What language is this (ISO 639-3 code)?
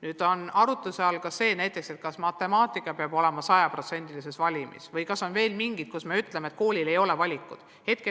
est